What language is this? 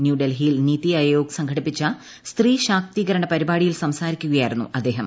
Malayalam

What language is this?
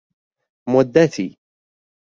Persian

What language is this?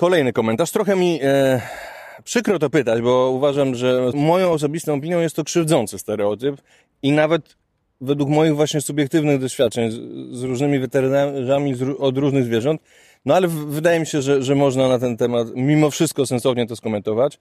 Polish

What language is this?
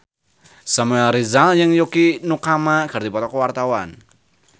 Sundanese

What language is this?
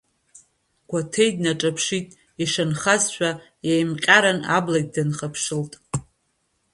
Abkhazian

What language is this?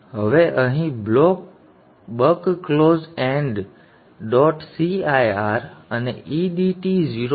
Gujarati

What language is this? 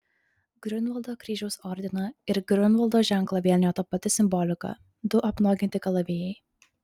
Lithuanian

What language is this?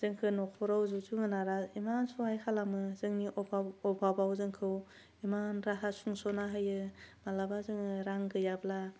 Bodo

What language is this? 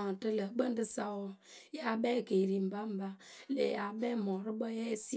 Akebu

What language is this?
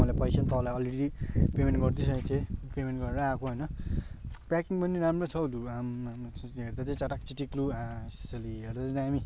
Nepali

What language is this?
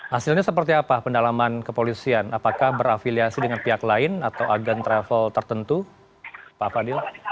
Indonesian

